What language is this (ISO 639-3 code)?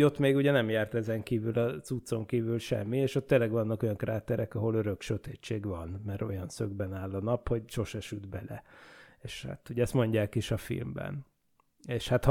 hun